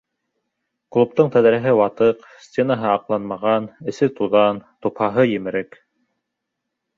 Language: Bashkir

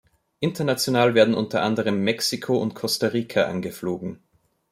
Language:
German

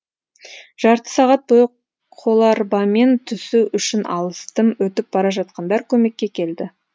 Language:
Kazakh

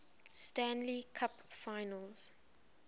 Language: English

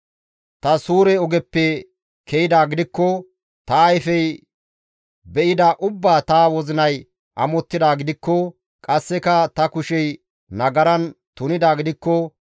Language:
Gamo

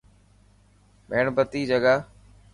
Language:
Dhatki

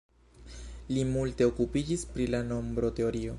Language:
Esperanto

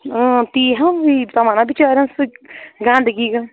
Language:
Kashmiri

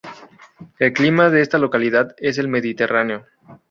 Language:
Spanish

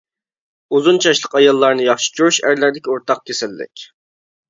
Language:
Uyghur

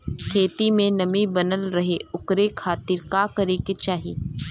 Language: Bhojpuri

